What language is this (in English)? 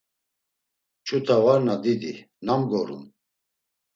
Laz